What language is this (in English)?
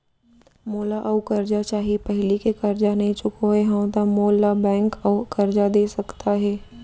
Chhattisgarhi